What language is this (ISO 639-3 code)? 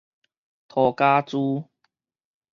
nan